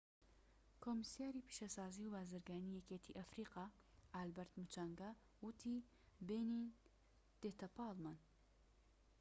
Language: Central Kurdish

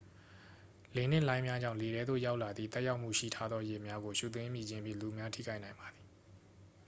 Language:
Burmese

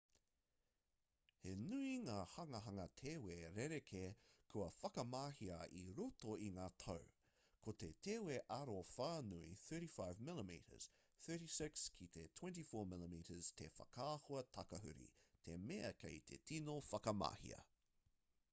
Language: Māori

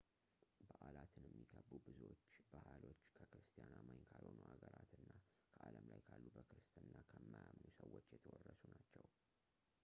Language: Amharic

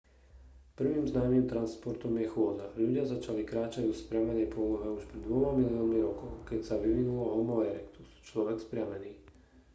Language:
Slovak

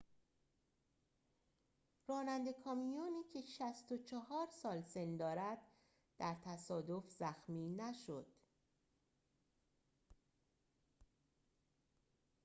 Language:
Persian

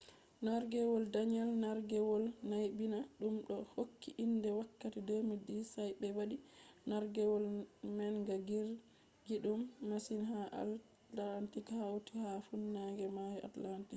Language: Fula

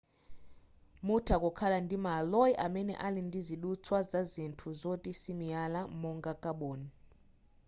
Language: Nyanja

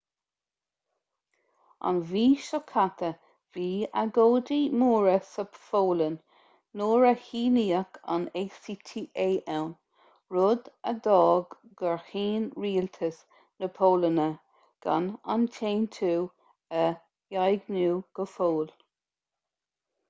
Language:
Irish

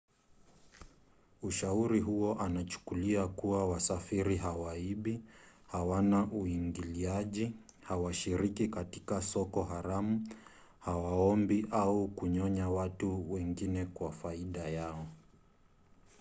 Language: Swahili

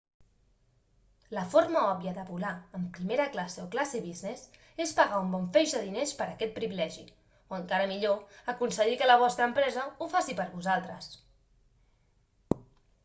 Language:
Catalan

